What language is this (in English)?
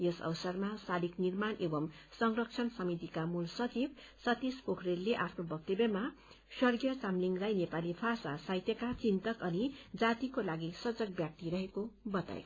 Nepali